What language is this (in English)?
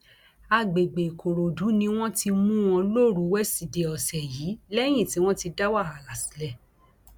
Yoruba